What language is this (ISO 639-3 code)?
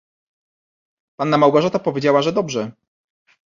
pol